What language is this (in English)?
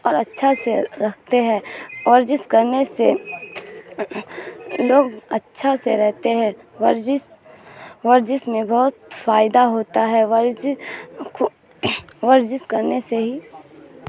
Urdu